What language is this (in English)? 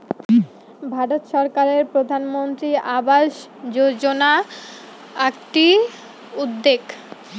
Bangla